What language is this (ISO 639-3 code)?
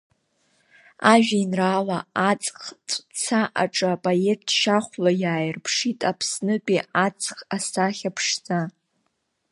abk